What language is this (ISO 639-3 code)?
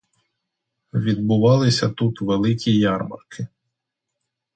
ukr